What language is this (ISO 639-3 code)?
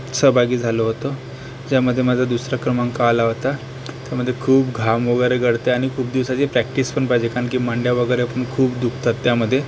mar